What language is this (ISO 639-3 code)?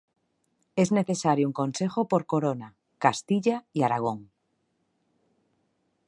spa